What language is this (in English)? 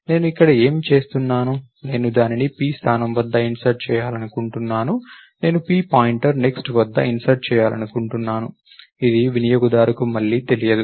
Telugu